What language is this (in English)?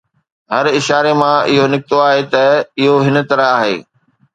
Sindhi